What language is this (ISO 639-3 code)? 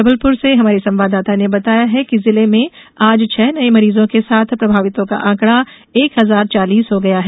hin